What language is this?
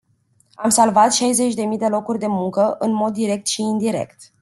Romanian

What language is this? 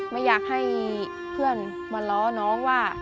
Thai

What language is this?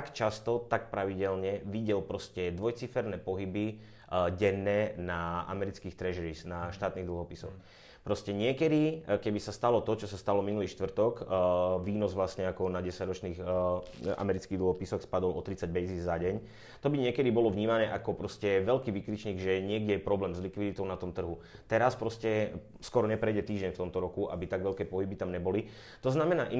Czech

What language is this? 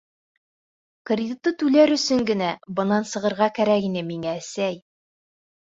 Bashkir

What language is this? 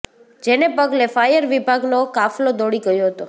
Gujarati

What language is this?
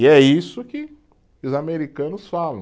Portuguese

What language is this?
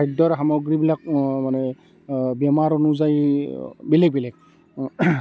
Assamese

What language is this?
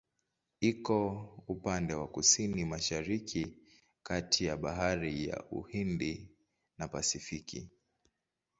Swahili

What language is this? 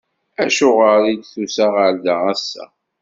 Kabyle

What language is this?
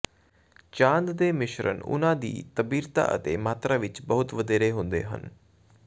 Punjabi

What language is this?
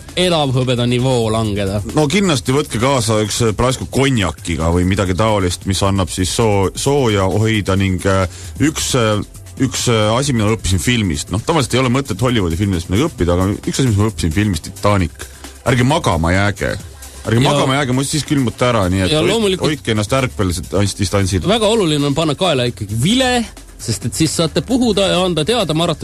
Finnish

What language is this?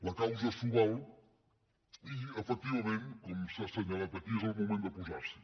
Catalan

